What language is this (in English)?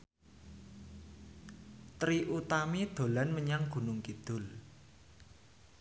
Javanese